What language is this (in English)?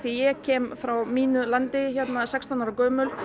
Icelandic